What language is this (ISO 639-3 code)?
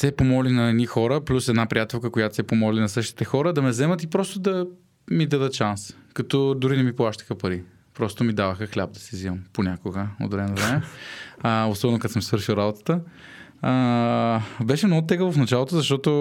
bul